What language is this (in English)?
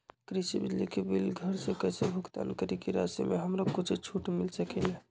Magahi